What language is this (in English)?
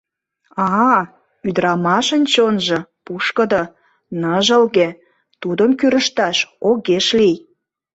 Mari